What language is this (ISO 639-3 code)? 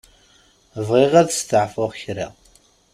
kab